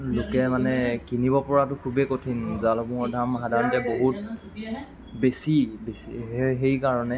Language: Assamese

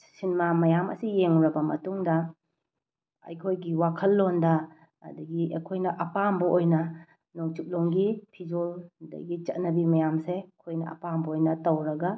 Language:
Manipuri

